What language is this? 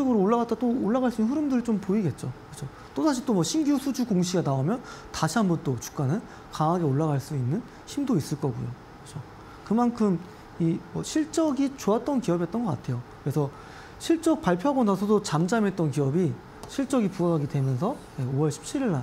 Korean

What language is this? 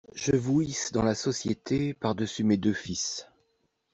French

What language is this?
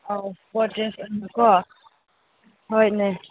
Manipuri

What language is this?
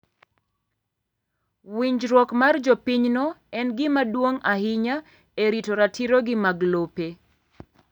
Luo (Kenya and Tanzania)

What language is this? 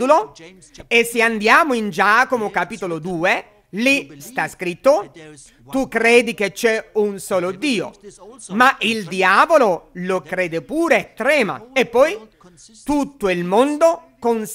Italian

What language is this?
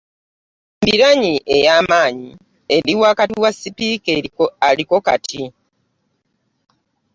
Ganda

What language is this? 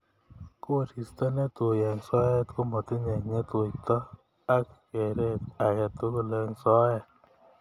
Kalenjin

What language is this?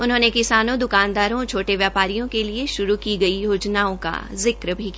Hindi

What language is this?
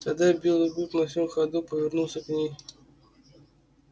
Russian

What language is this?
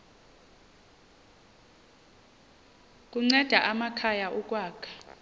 Xhosa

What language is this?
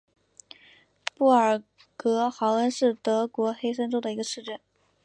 Chinese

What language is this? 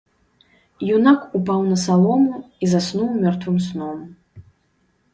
Belarusian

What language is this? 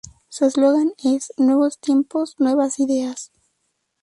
Spanish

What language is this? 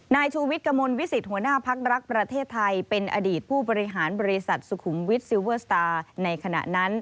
Thai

